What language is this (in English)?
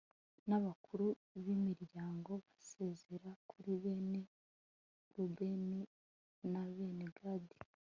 Kinyarwanda